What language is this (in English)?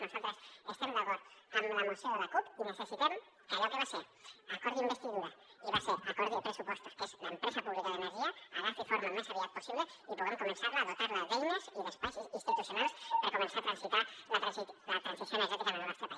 Catalan